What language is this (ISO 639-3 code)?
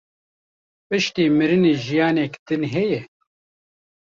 kur